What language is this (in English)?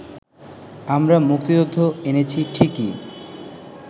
Bangla